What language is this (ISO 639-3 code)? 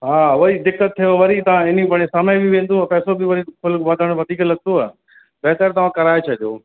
snd